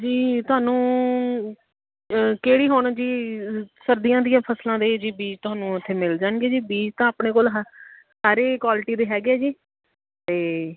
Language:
Punjabi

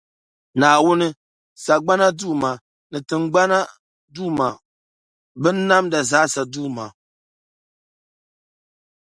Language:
Dagbani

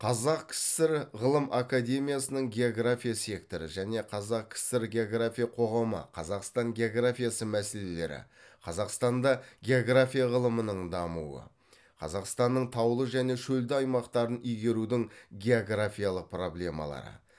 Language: Kazakh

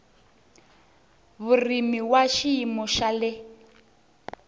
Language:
Tsonga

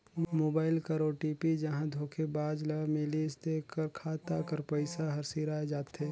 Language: Chhattisgarhi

